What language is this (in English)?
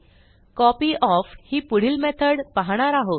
Marathi